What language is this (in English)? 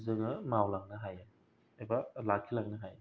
Bodo